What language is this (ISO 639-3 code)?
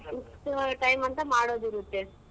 kan